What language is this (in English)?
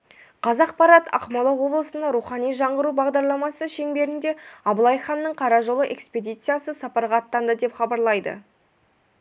Kazakh